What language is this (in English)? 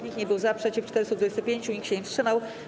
Polish